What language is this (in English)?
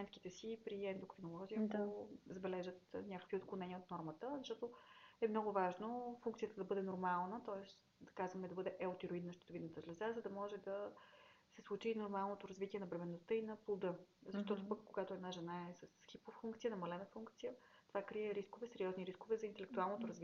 Bulgarian